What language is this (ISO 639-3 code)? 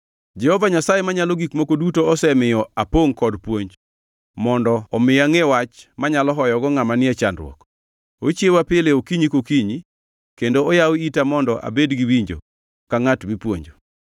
luo